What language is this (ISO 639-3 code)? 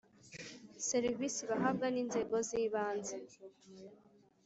kin